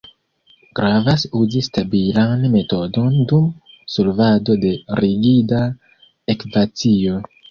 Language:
Esperanto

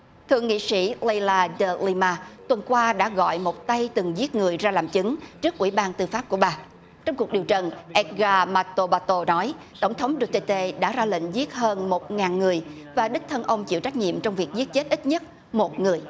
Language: Vietnamese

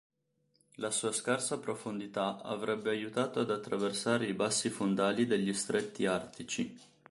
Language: Italian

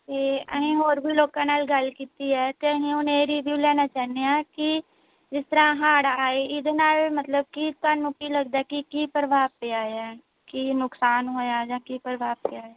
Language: Punjabi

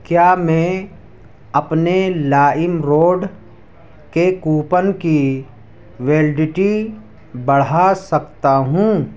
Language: Urdu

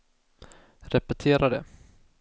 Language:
Swedish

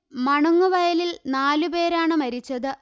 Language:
Malayalam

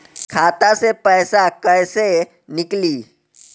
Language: Bhojpuri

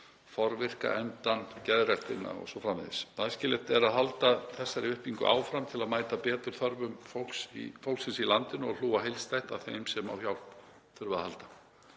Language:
Icelandic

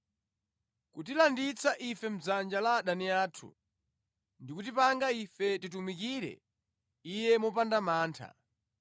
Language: Nyanja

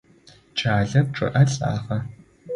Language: Adyghe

